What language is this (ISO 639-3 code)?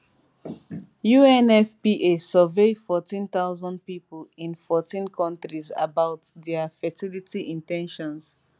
pcm